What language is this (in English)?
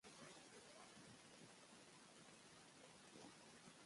Catalan